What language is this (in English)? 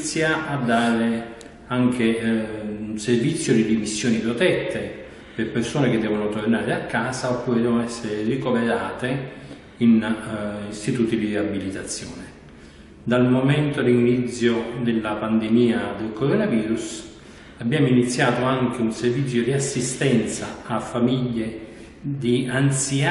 Italian